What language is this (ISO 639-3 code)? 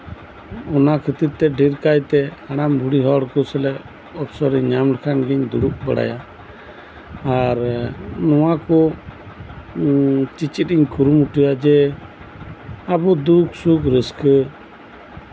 sat